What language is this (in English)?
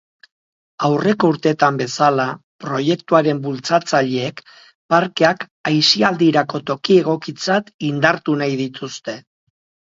Basque